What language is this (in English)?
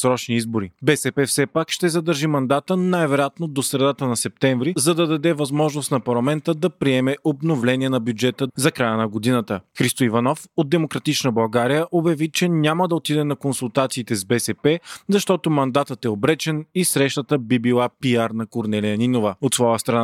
Bulgarian